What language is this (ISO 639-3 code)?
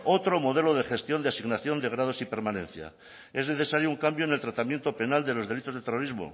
spa